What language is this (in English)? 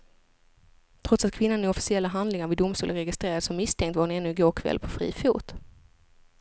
Swedish